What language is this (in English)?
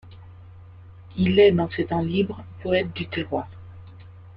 French